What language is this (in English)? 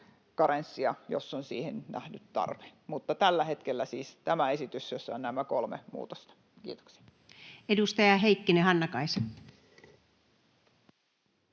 Finnish